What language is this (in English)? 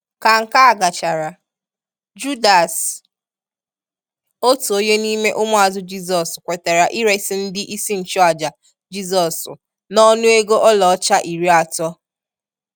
Igbo